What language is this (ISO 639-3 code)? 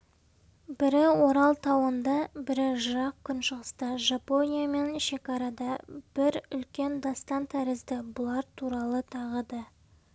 kaz